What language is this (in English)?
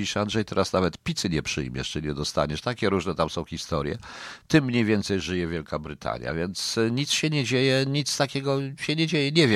Polish